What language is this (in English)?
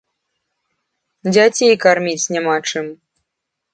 Belarusian